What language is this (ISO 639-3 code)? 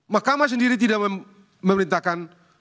ind